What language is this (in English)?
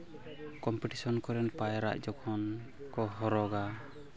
Santali